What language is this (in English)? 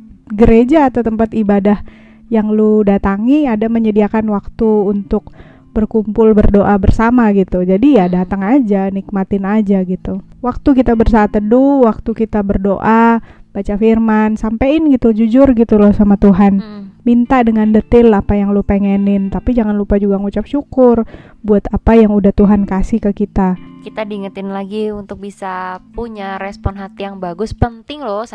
Indonesian